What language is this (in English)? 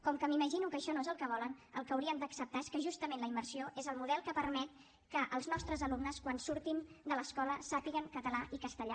Catalan